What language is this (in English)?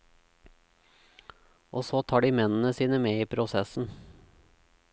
Norwegian